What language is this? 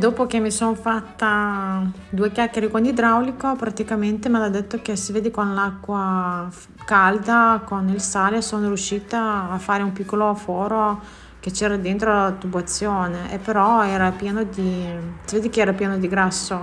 Italian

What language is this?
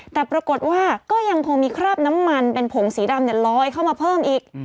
Thai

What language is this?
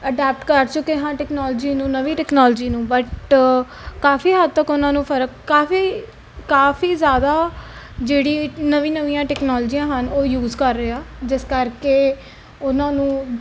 Punjabi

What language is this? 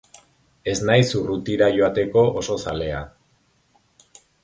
Basque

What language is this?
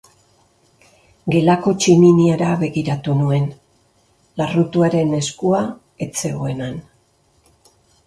Basque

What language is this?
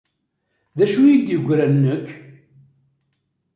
Kabyle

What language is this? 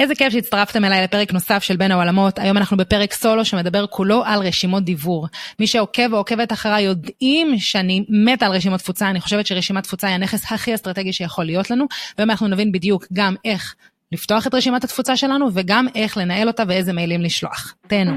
Hebrew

